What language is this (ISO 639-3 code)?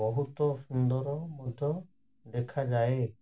ori